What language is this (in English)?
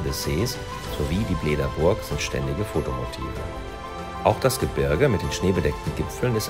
German